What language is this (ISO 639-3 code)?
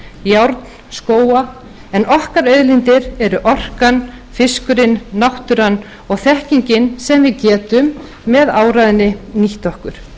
isl